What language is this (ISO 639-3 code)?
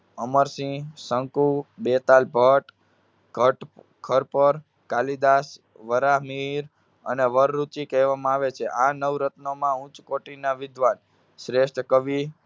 guj